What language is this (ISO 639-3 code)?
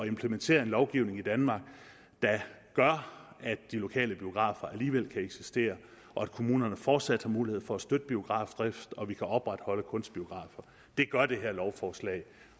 dan